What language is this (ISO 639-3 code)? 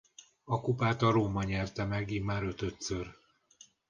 hun